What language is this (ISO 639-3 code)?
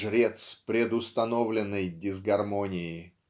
rus